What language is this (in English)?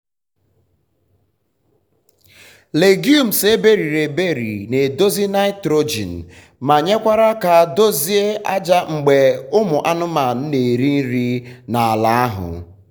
Igbo